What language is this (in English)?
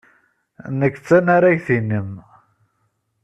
Kabyle